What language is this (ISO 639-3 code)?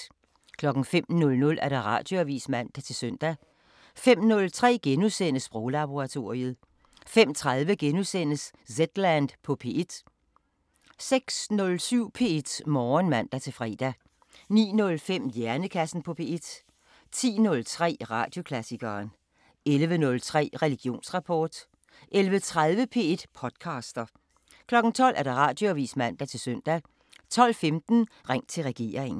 dan